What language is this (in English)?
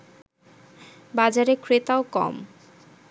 Bangla